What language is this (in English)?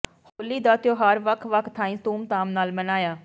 Punjabi